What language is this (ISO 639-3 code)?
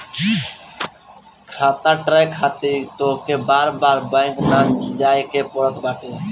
bho